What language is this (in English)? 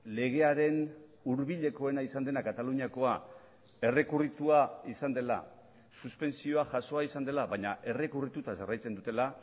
Basque